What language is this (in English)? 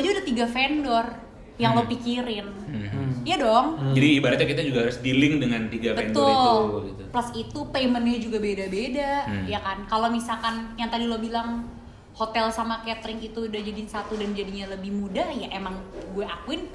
Indonesian